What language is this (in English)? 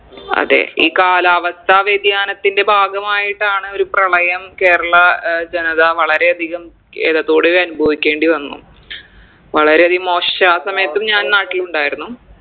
Malayalam